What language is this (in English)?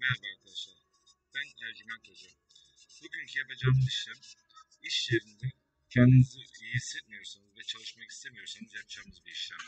Turkish